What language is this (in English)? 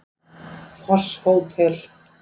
Icelandic